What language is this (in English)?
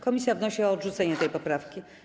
Polish